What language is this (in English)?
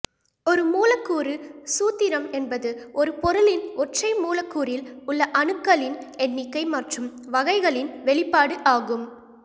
Tamil